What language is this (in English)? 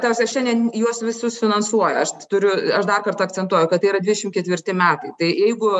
Lithuanian